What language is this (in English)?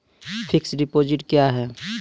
Maithili